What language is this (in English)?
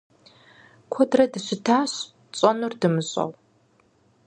Kabardian